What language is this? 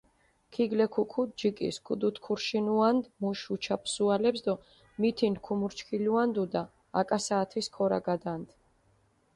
Mingrelian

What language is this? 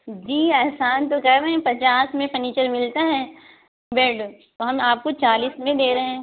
Urdu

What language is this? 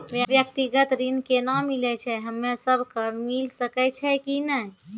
Maithili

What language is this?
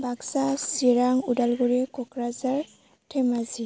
Bodo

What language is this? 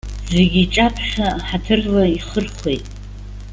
Abkhazian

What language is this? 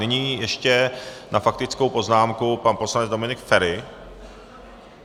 Czech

